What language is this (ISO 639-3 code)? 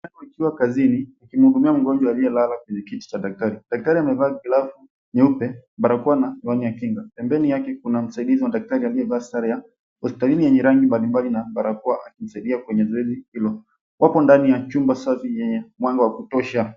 swa